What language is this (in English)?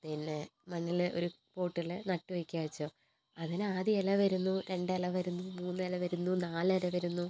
Malayalam